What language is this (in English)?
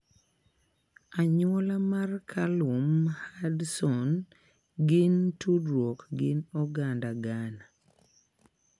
Luo (Kenya and Tanzania)